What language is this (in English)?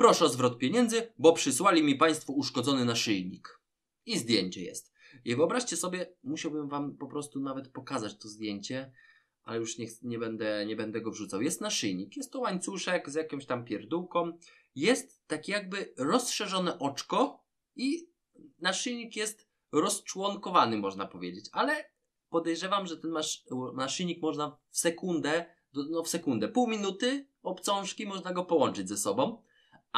Polish